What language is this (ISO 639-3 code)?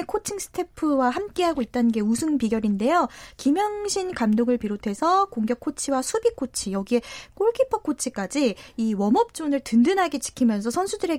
kor